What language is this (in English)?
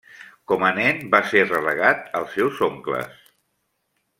Catalan